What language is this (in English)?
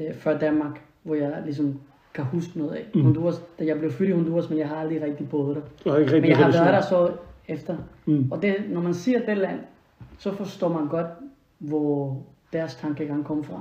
Danish